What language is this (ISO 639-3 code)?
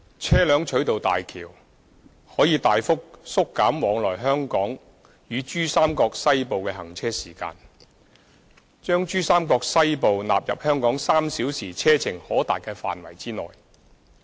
yue